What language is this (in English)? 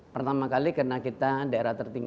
Indonesian